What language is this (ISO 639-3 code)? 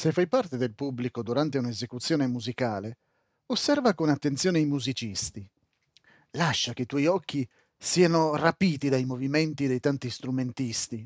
ita